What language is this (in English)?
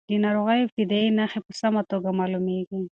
Pashto